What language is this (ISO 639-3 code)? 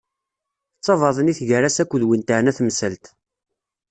kab